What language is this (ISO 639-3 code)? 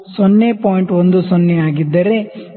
kan